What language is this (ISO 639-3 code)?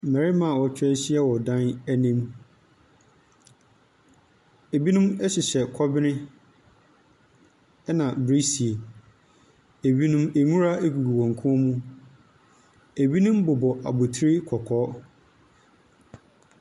aka